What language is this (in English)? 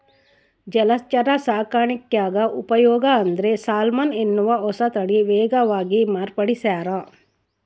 Kannada